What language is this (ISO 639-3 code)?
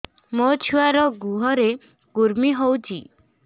ori